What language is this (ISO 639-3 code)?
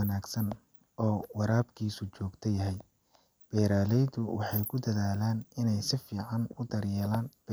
som